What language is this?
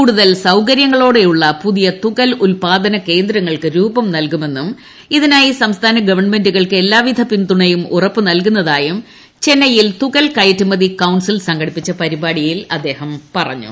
Malayalam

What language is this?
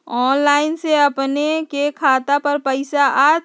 Magahi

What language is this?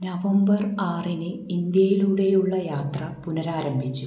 Malayalam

